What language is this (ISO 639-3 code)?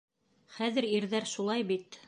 bak